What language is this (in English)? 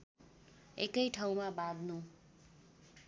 Nepali